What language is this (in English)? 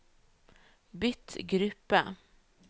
Norwegian